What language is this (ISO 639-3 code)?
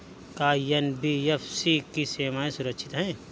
bho